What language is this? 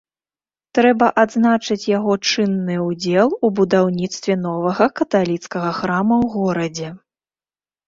Belarusian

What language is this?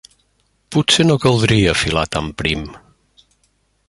Catalan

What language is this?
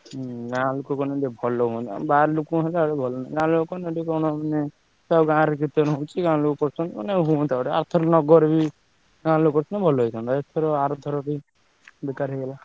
Odia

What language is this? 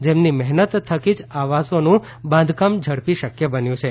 Gujarati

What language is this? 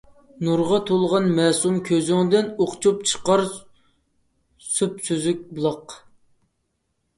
Uyghur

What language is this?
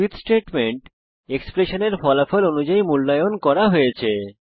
Bangla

